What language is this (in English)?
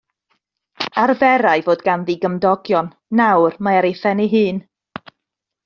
Welsh